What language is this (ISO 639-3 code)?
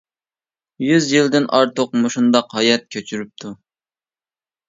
uig